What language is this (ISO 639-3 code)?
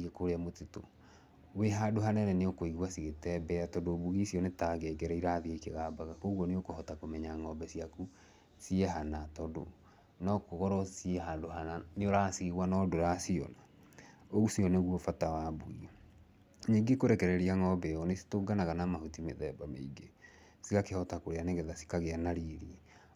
kik